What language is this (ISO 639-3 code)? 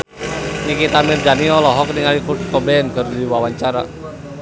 sun